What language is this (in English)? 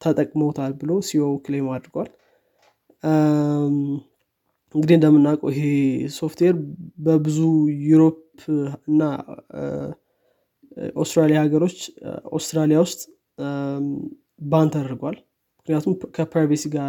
Amharic